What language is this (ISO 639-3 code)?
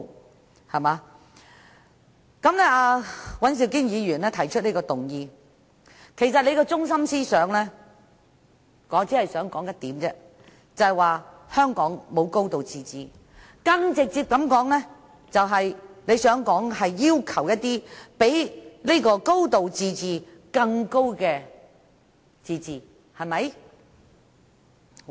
yue